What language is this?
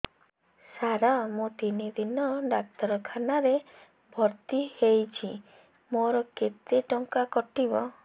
Odia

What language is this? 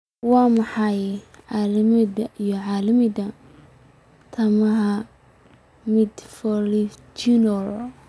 Somali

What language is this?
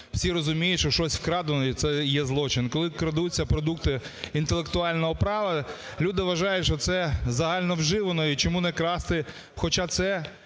Ukrainian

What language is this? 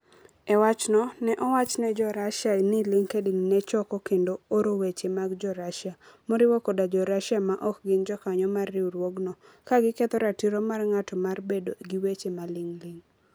Luo (Kenya and Tanzania)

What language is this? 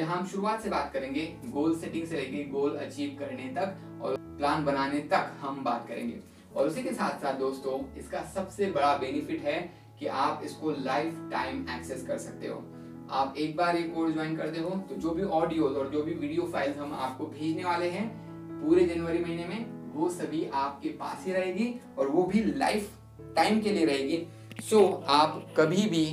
Hindi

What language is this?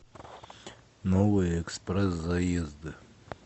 Russian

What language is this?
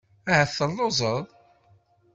Kabyle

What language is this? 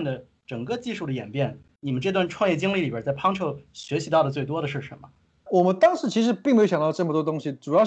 Chinese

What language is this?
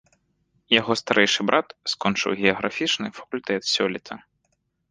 Belarusian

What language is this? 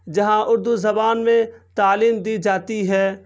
Urdu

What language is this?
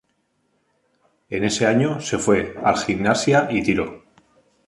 Spanish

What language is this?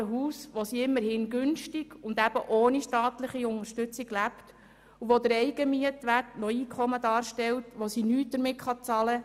Swiss German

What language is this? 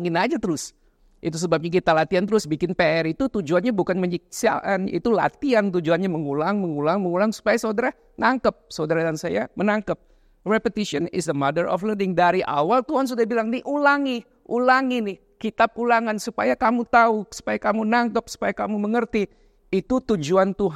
Indonesian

